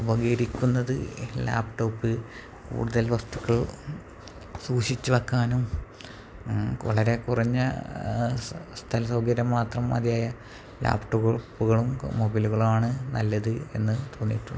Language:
Malayalam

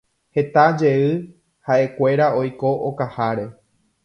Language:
Guarani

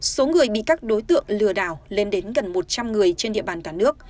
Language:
Vietnamese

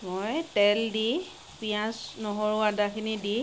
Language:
Assamese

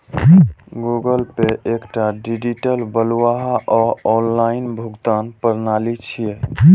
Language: Maithili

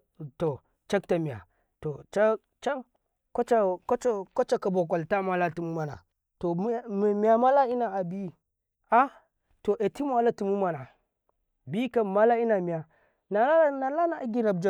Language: Karekare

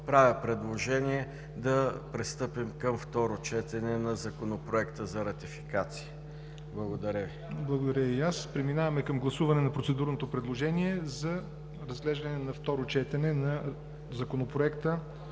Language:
Bulgarian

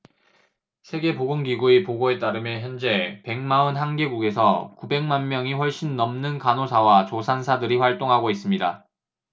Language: Korean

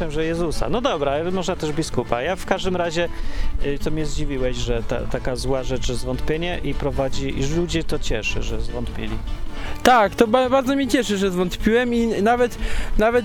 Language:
Polish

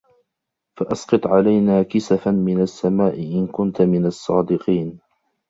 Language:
Arabic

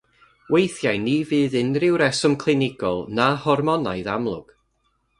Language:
Welsh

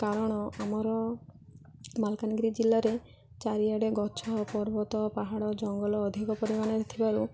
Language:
Odia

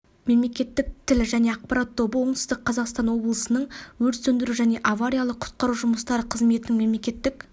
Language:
Kazakh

